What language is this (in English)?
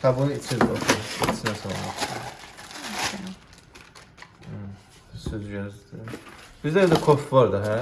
Turkish